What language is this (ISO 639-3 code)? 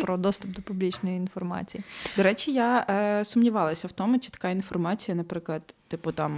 ukr